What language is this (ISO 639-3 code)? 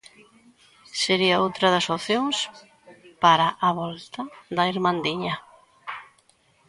glg